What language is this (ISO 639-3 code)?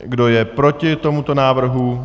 ces